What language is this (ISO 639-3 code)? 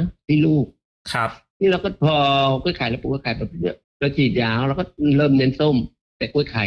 tha